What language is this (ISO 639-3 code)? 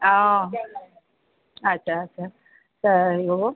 asm